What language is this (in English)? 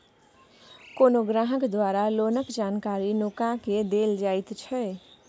Maithili